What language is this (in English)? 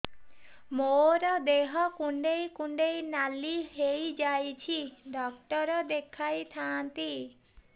Odia